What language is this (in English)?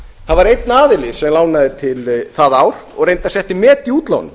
Icelandic